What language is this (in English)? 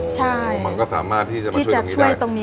Thai